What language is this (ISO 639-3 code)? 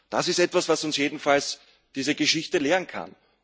deu